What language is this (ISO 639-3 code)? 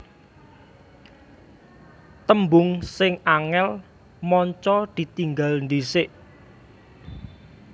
jav